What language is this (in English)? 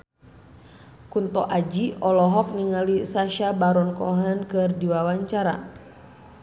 Sundanese